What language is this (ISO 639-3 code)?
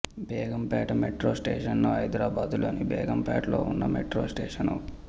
tel